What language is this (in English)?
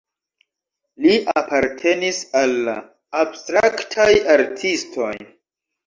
Esperanto